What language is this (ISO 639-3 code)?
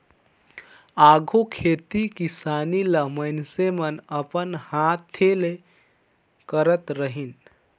hne